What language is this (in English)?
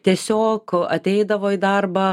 Lithuanian